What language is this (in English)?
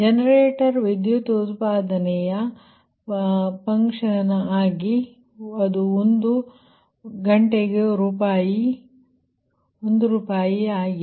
Kannada